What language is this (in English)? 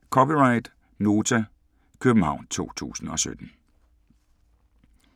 Danish